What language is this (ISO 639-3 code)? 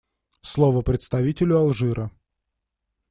rus